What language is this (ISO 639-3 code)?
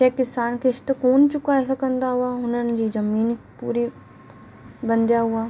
snd